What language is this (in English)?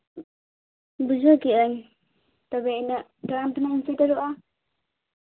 Santali